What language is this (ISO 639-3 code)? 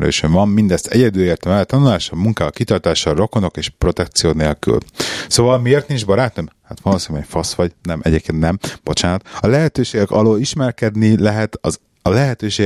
hun